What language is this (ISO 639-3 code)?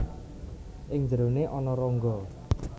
jav